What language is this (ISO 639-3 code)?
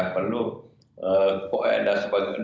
ind